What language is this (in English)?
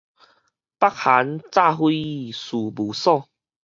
Min Nan Chinese